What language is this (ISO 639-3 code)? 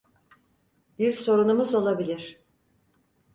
tur